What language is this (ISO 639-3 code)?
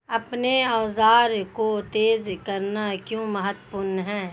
hin